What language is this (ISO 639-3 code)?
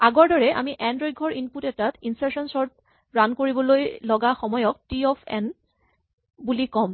asm